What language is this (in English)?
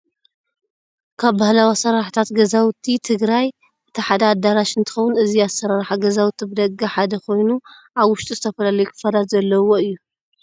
Tigrinya